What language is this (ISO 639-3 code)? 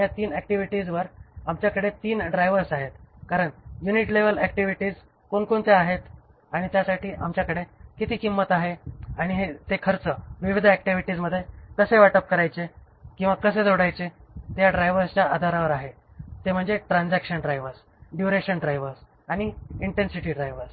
mar